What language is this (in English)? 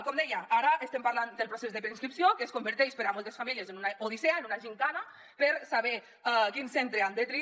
Catalan